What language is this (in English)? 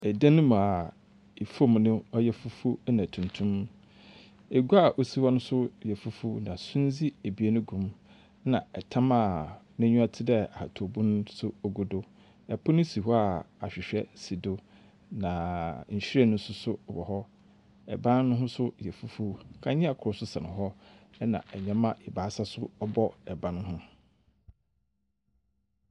Akan